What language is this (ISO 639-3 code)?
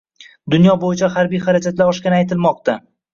uzb